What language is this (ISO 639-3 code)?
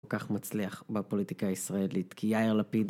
heb